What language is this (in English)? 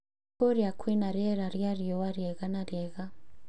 Kikuyu